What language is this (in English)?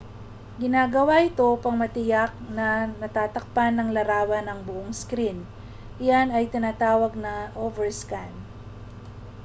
Filipino